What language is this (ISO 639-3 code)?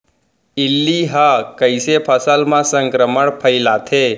hne